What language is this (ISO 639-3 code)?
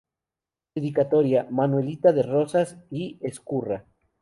spa